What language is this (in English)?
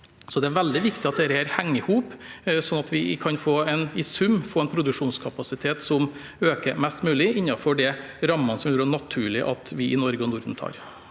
Norwegian